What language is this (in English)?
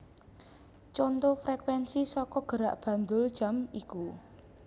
Javanese